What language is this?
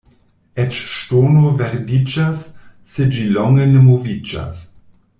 Esperanto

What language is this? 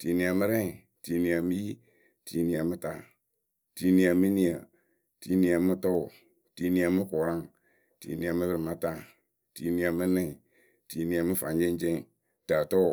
Akebu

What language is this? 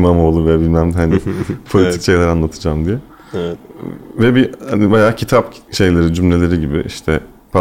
Turkish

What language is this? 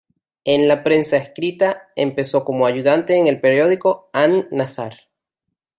Spanish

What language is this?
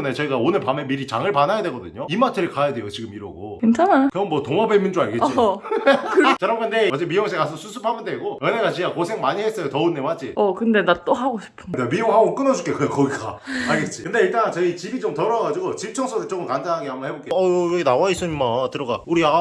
Korean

